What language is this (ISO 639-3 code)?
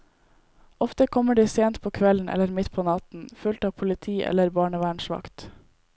nor